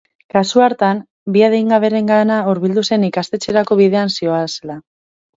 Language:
Basque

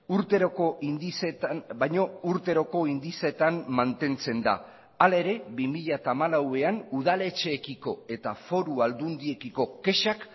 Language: Basque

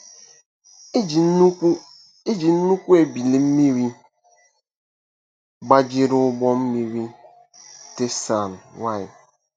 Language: Igbo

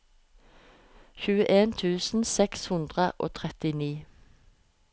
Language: Norwegian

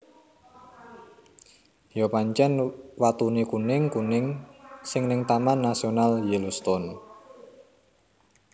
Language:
Javanese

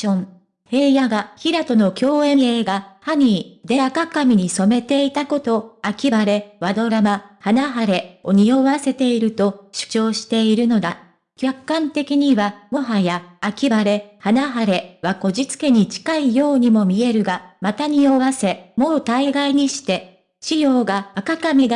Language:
Japanese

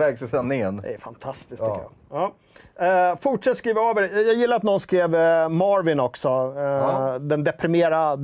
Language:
Swedish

